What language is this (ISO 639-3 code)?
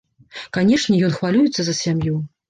bel